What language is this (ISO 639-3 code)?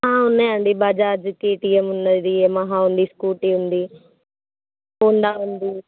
tel